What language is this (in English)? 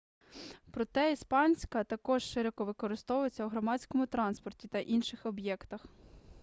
Ukrainian